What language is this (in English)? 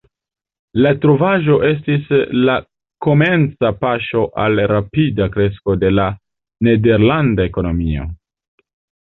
Esperanto